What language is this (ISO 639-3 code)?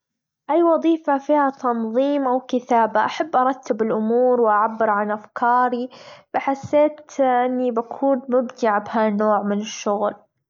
afb